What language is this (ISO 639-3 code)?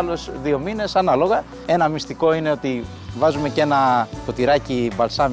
ell